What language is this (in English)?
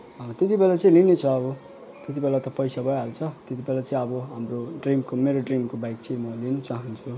Nepali